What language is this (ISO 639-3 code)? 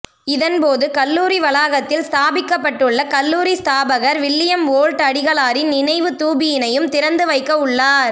tam